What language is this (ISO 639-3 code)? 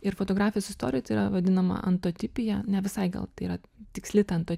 lit